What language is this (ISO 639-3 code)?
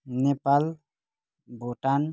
nep